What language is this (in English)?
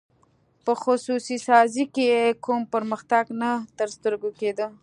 Pashto